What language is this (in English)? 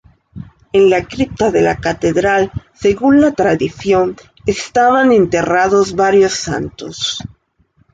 Spanish